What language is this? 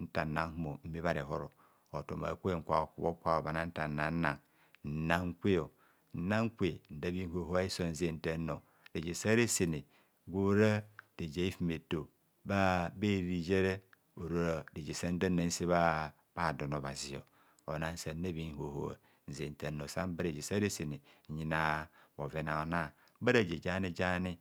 Kohumono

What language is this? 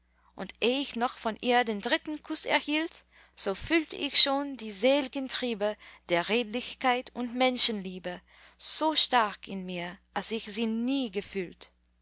German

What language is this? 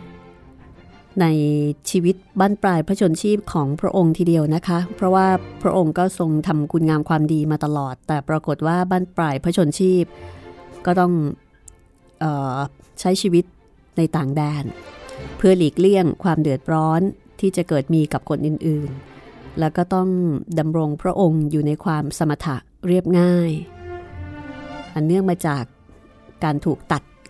Thai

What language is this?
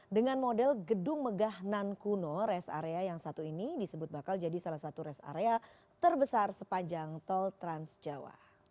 Indonesian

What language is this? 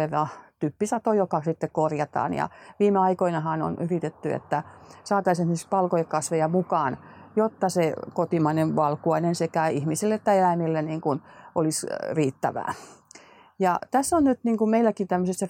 Finnish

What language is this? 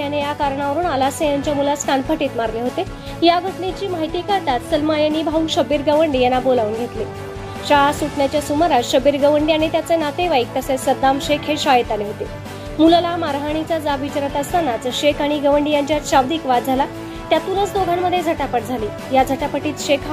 Indonesian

